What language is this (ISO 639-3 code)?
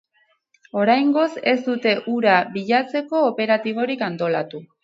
eus